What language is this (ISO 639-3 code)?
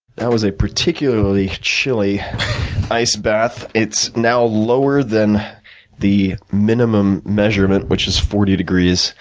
eng